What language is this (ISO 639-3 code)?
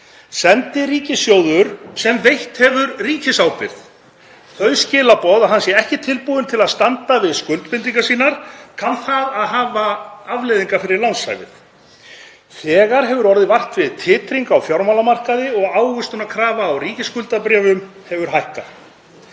isl